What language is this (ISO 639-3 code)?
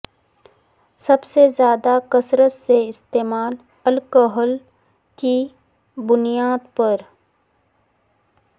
urd